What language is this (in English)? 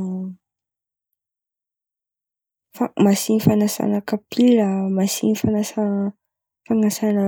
Antankarana Malagasy